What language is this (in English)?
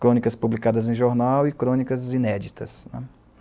Portuguese